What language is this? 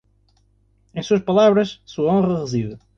Portuguese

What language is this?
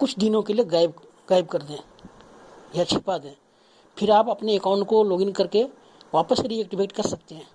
Hindi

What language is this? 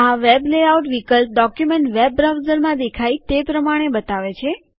Gujarati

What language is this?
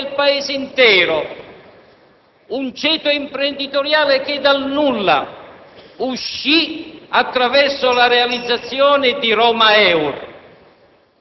Italian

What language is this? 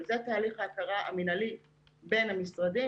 Hebrew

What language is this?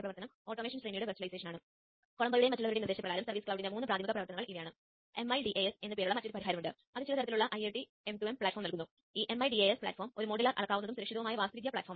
Malayalam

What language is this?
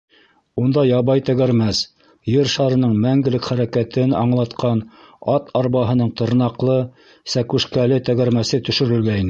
Bashkir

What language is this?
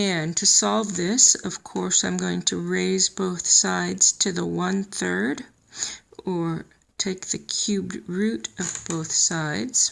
English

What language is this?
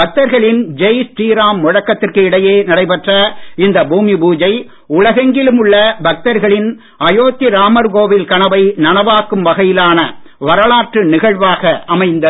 Tamil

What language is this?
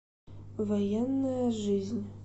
Russian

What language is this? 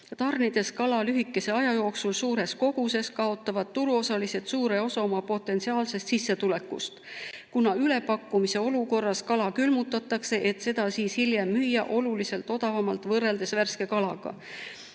Estonian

